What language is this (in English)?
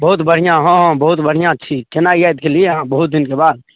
Maithili